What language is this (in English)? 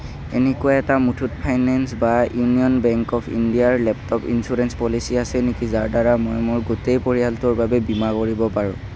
Assamese